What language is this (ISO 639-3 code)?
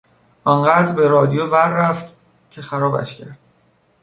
fas